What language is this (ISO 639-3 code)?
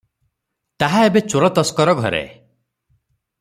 ori